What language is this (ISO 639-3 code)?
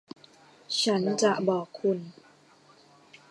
tha